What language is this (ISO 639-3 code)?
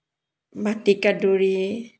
asm